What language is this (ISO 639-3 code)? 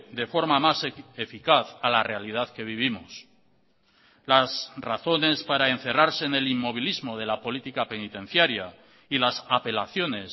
spa